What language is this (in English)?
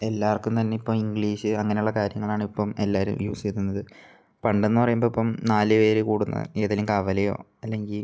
Malayalam